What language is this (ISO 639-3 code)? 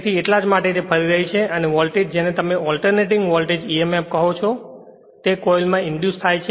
guj